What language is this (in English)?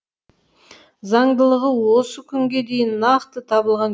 Kazakh